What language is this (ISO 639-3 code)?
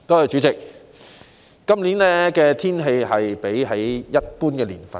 yue